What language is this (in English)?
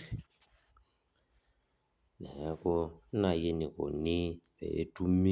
Masai